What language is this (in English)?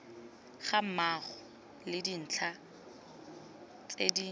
Tswana